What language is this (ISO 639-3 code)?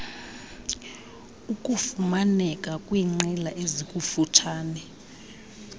xho